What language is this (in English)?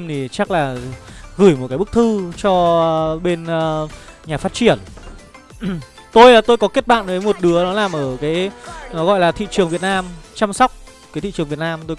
Vietnamese